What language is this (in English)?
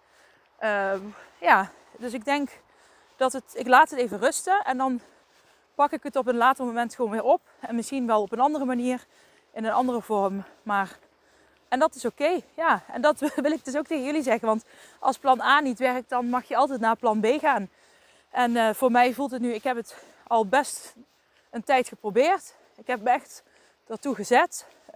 Dutch